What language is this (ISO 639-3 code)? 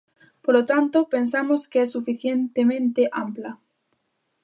glg